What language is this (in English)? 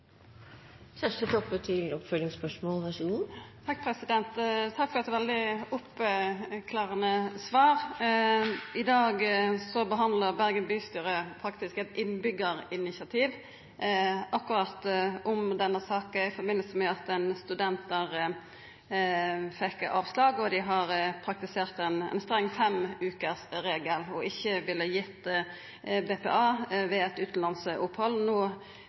Norwegian